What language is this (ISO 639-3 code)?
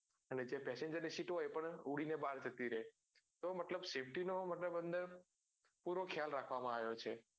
guj